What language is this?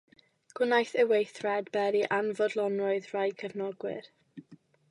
Welsh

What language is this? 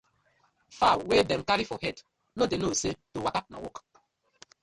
Nigerian Pidgin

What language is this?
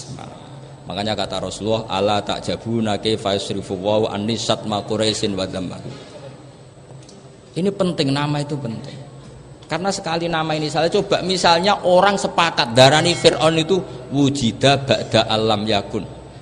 Indonesian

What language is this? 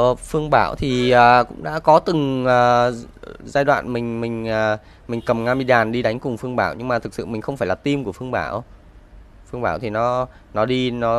Vietnamese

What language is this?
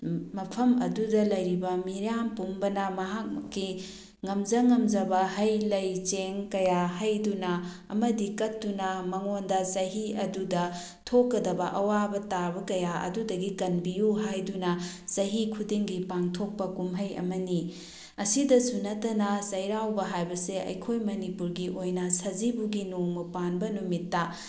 Manipuri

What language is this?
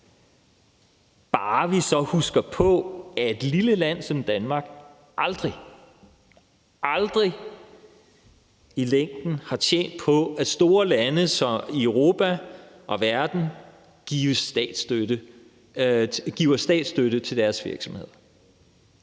Danish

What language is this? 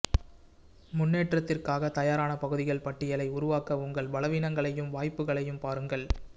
Tamil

